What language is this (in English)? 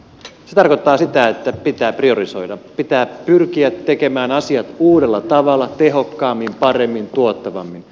Finnish